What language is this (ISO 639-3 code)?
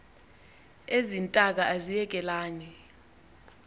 xho